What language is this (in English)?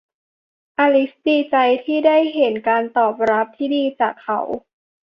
Thai